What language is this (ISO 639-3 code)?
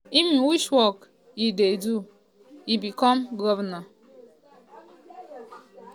pcm